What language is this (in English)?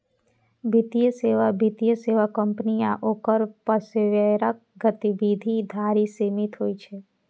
Maithili